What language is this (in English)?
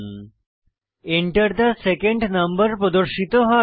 Bangla